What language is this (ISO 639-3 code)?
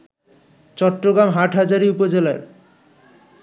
ben